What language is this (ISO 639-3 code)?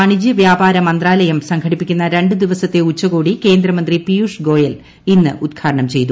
mal